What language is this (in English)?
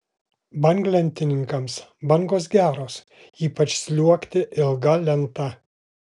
Lithuanian